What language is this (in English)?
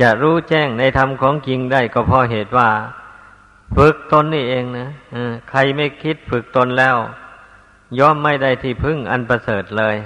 Thai